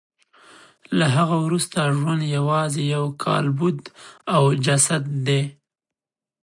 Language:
Pashto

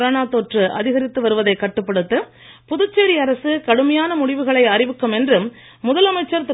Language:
Tamil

